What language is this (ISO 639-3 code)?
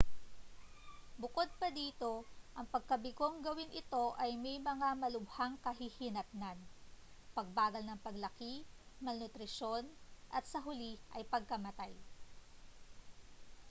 fil